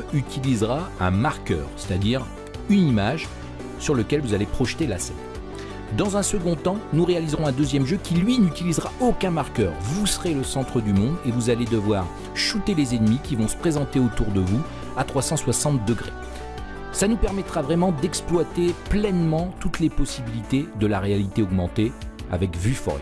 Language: French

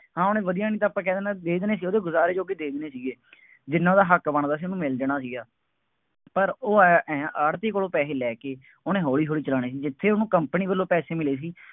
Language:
Punjabi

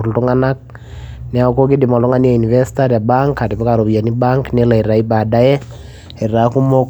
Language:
Masai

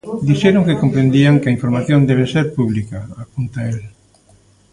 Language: Galician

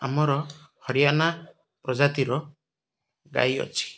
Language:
Odia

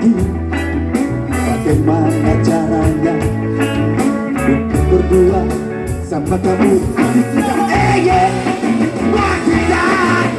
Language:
Indonesian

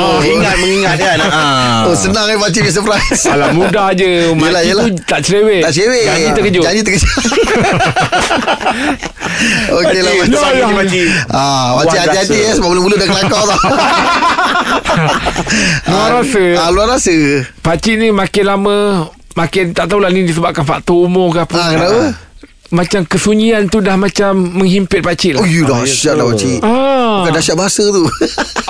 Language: Malay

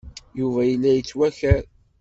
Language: Kabyle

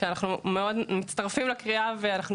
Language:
Hebrew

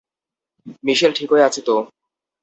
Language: Bangla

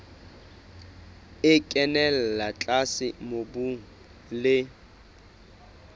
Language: Southern Sotho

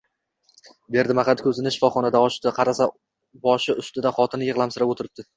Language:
Uzbek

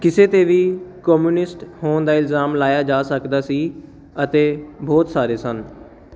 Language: Punjabi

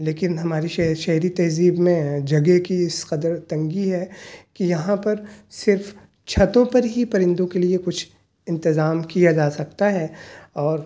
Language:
Urdu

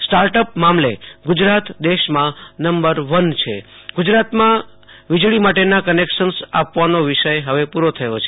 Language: Gujarati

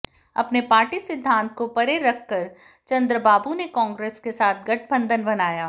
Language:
Hindi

